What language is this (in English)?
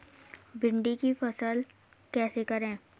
Hindi